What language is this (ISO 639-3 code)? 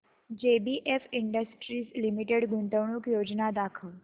mar